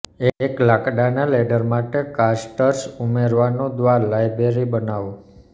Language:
Gujarati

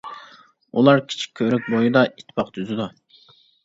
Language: Uyghur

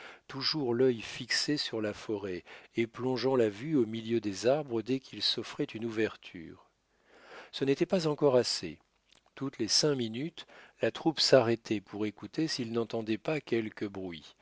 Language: French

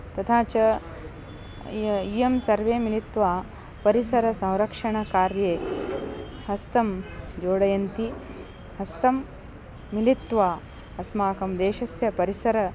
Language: Sanskrit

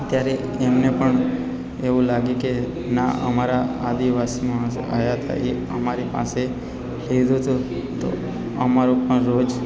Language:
Gujarati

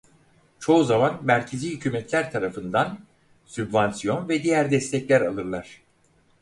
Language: Turkish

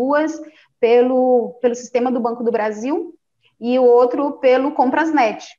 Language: Portuguese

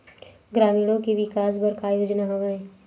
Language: Chhattisgarhi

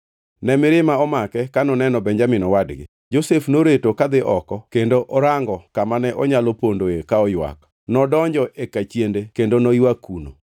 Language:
Luo (Kenya and Tanzania)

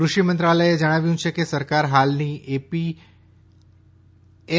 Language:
Gujarati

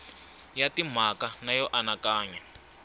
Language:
Tsonga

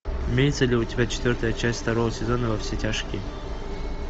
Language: Russian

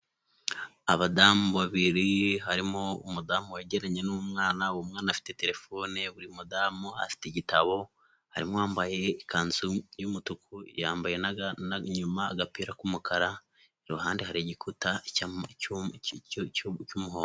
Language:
Kinyarwanda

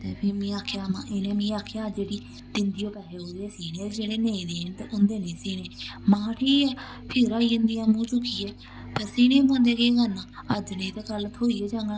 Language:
Dogri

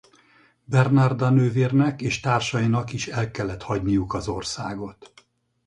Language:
Hungarian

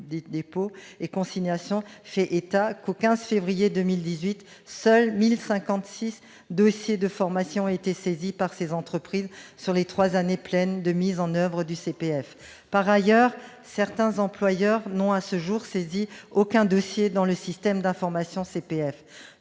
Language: French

